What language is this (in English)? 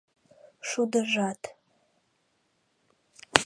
Mari